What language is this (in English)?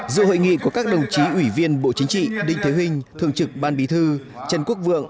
Vietnamese